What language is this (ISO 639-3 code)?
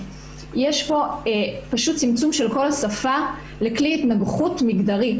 heb